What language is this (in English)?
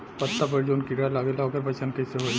Bhojpuri